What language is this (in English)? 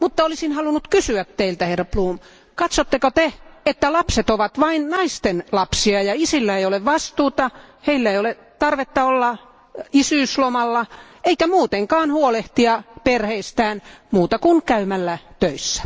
Finnish